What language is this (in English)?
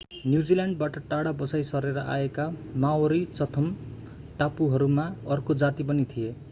Nepali